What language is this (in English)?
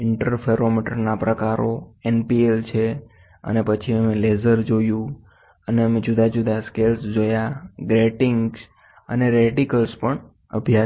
Gujarati